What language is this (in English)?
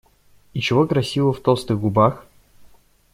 Russian